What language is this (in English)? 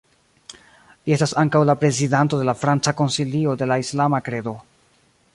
Esperanto